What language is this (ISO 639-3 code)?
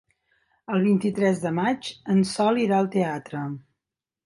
cat